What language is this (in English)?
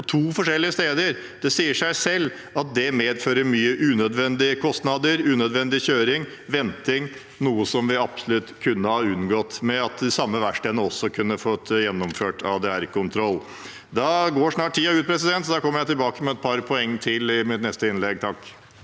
Norwegian